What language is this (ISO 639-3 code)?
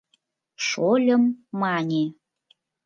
chm